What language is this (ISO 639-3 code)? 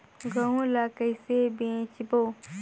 hne